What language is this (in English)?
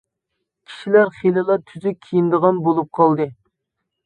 Uyghur